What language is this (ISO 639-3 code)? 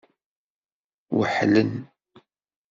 kab